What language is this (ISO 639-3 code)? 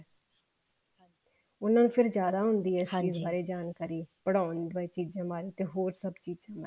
pan